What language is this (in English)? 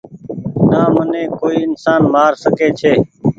Goaria